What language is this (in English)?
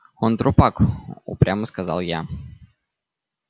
Russian